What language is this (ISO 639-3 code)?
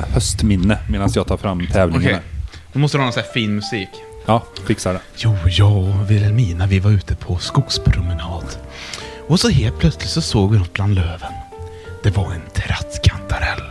swe